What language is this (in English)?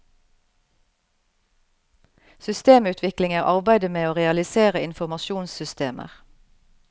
Norwegian